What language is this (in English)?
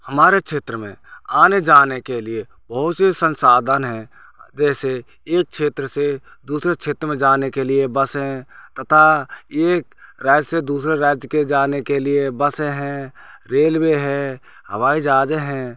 Hindi